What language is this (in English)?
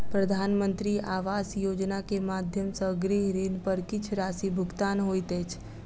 Maithili